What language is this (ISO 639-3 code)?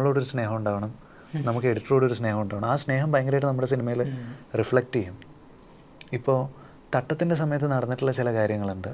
mal